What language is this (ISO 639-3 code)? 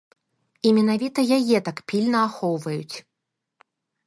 bel